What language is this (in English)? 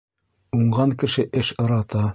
Bashkir